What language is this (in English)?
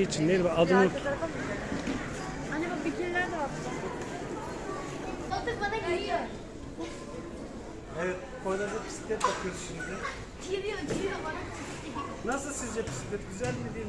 Turkish